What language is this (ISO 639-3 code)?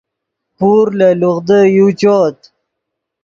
ydg